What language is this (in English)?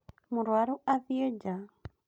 Kikuyu